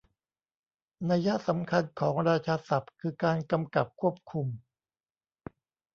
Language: Thai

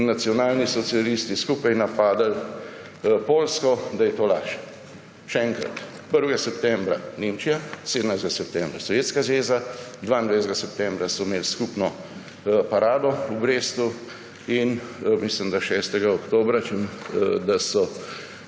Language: Slovenian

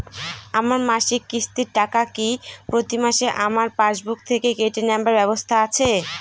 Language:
Bangla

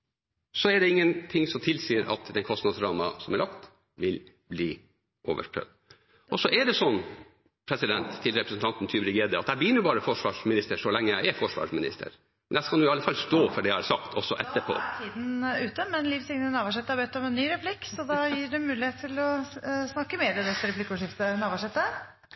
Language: Norwegian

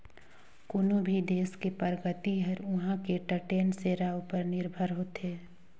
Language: Chhattisgarhi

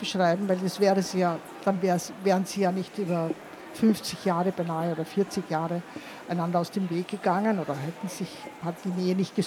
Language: German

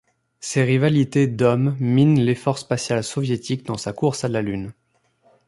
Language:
French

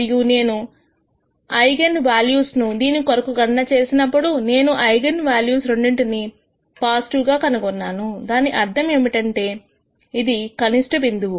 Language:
Telugu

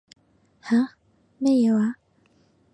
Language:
Cantonese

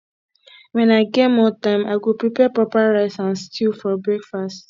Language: Nigerian Pidgin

